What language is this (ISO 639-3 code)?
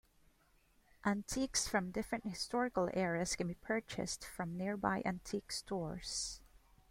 eng